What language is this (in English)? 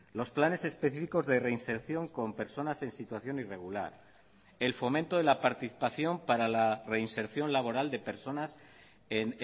Spanish